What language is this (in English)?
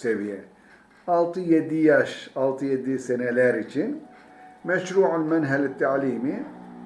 Turkish